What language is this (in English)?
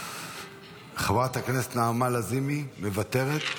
Hebrew